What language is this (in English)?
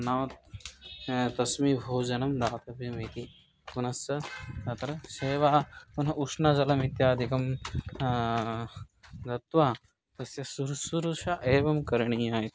Sanskrit